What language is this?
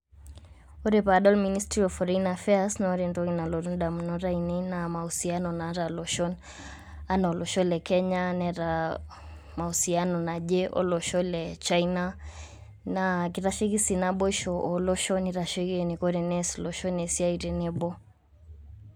Masai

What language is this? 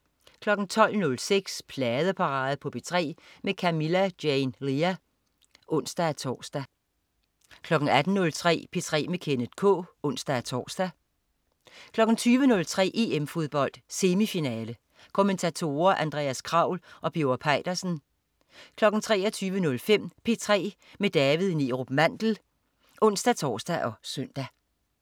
Danish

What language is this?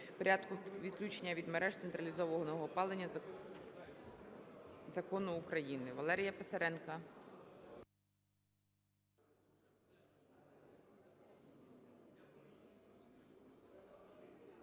Ukrainian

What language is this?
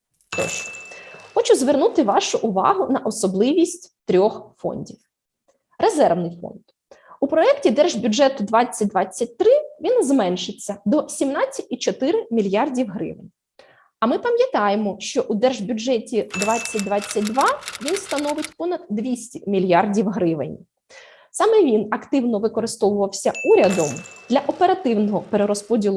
Ukrainian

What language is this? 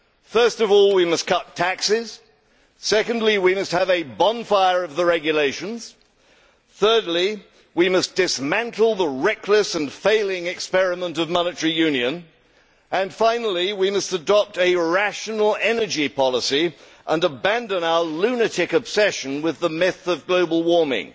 English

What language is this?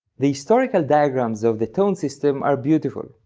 English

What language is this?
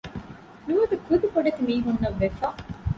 Divehi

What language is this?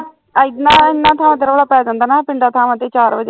Punjabi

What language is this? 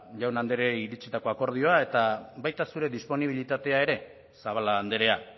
Basque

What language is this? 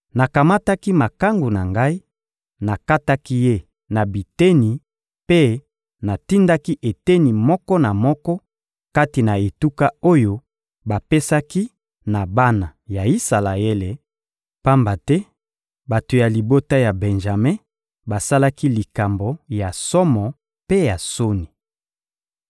Lingala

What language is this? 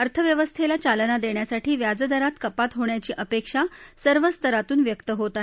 Marathi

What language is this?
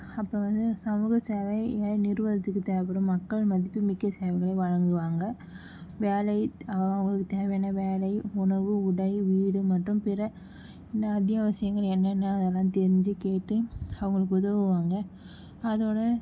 Tamil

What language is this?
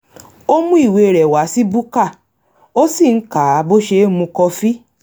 Yoruba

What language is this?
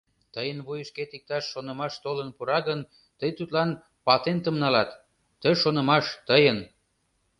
Mari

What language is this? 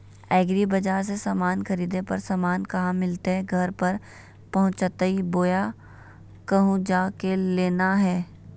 Magahi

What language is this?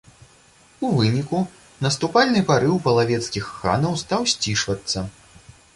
Belarusian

